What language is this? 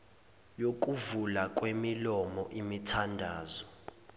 Zulu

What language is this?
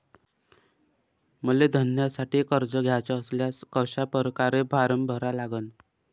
Marathi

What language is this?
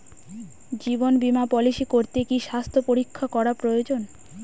Bangla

